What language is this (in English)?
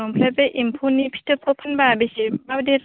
Bodo